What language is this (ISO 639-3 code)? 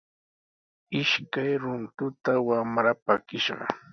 qws